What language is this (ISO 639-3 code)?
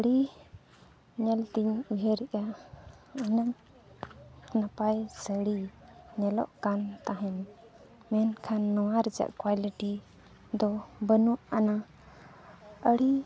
sat